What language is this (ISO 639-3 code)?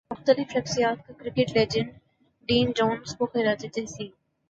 urd